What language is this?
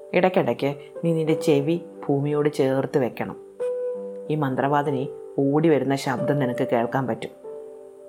Malayalam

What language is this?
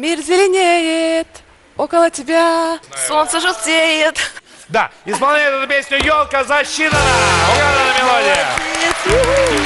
Russian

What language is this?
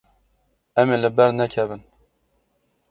Kurdish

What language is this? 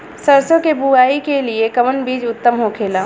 Bhojpuri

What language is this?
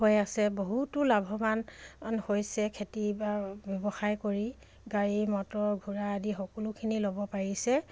Assamese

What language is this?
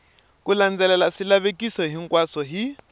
Tsonga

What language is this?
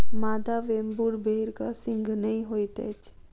Maithili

